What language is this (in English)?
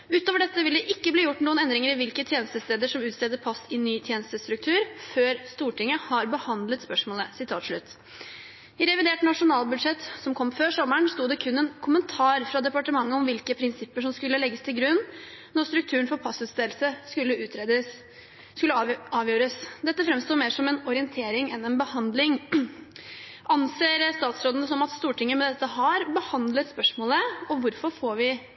Norwegian Bokmål